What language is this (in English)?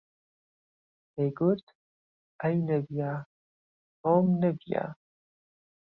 Central Kurdish